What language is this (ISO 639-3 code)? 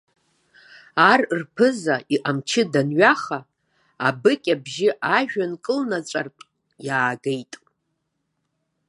abk